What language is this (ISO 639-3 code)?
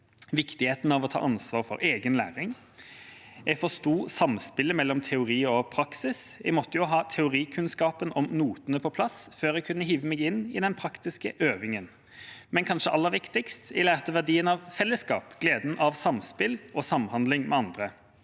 nor